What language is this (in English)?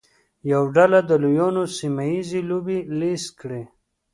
Pashto